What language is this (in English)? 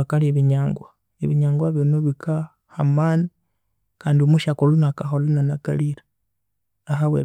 Konzo